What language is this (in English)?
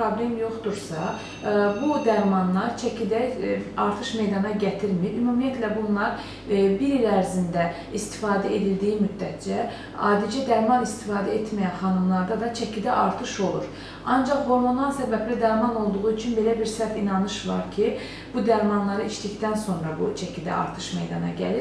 Turkish